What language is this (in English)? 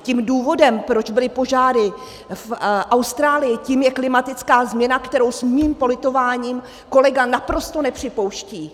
Czech